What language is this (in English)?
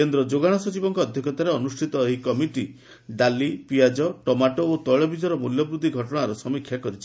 Odia